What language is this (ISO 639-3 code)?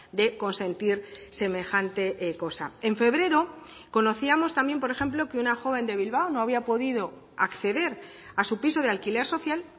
spa